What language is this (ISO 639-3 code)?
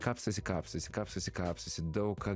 lit